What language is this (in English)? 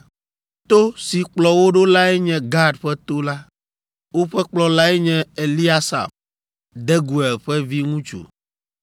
Ewe